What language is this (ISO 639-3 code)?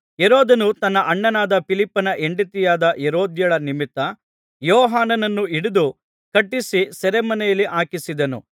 kan